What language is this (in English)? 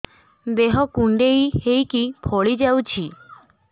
Odia